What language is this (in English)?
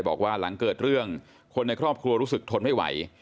Thai